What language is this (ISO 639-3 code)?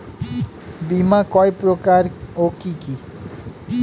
ben